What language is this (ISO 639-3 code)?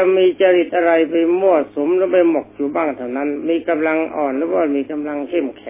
tha